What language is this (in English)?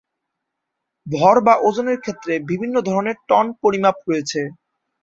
Bangla